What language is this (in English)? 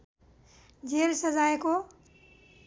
Nepali